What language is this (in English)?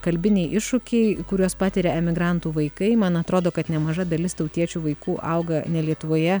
Lithuanian